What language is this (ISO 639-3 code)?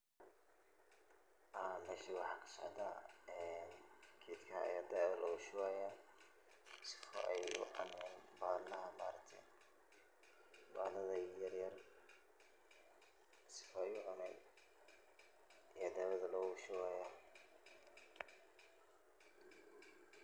som